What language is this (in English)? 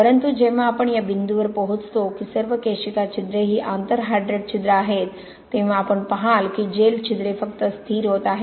Marathi